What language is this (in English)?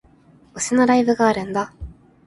Japanese